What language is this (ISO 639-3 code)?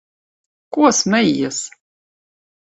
lav